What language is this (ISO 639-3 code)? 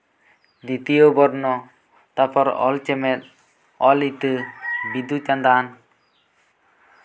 sat